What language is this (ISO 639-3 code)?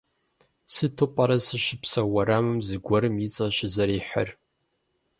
kbd